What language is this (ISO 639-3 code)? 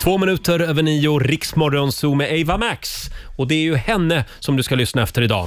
swe